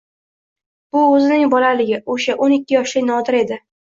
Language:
Uzbek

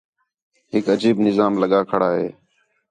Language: Khetrani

